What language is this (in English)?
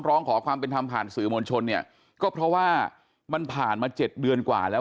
Thai